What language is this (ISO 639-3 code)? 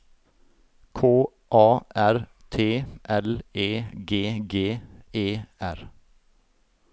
nor